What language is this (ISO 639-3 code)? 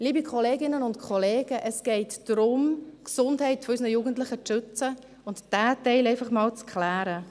gsw